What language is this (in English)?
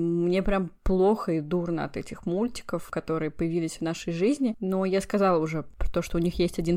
Russian